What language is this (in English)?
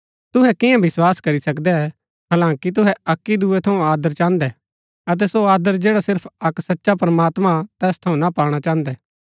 Gaddi